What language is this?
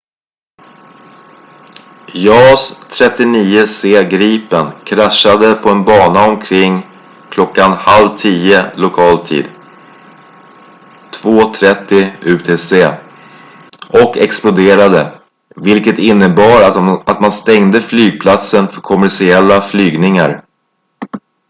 Swedish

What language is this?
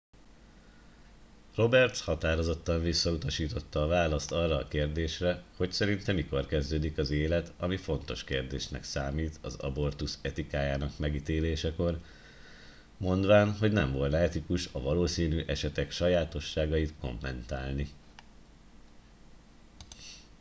Hungarian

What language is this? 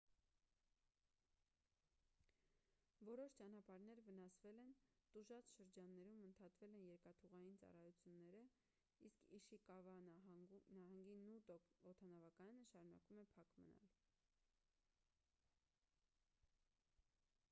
Armenian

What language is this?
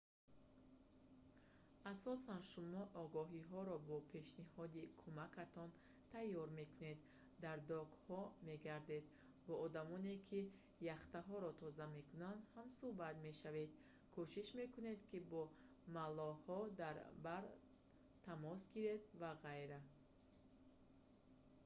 Tajik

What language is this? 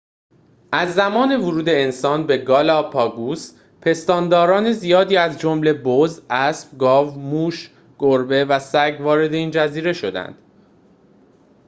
Persian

